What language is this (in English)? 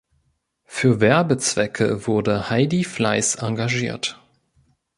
German